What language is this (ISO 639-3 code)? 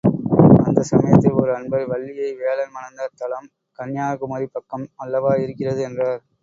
tam